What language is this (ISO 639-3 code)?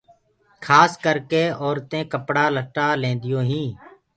ggg